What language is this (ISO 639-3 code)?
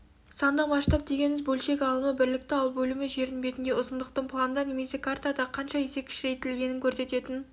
kaz